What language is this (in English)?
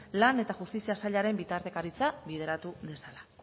Basque